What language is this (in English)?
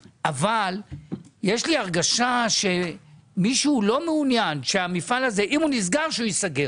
Hebrew